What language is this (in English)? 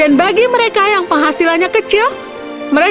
Indonesian